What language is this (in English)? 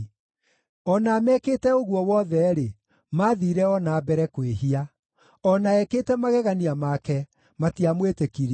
Kikuyu